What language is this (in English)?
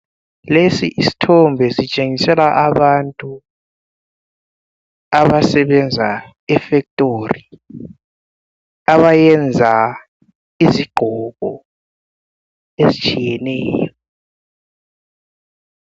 North Ndebele